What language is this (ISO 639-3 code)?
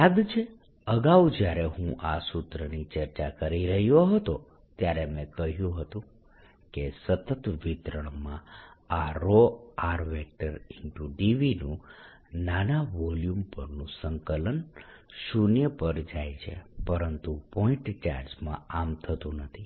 guj